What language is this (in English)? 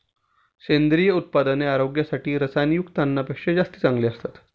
Marathi